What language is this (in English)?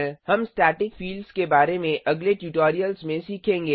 Hindi